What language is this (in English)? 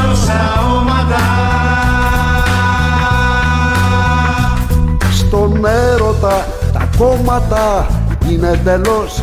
Greek